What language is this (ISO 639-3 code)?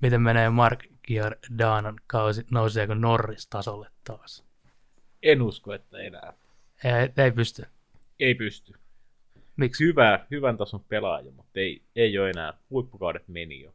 fin